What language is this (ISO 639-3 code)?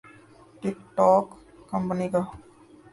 urd